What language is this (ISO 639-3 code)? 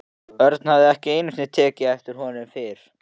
isl